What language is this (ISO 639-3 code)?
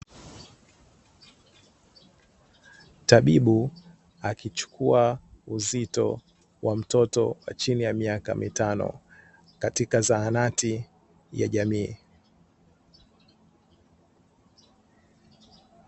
swa